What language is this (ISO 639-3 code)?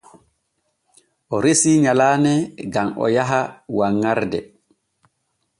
fue